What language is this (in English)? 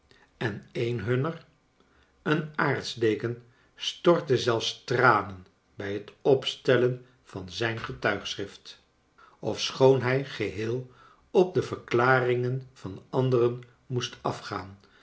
Dutch